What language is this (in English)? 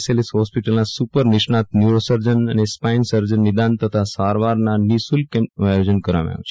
Gujarati